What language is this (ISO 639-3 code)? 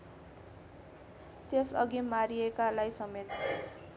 nep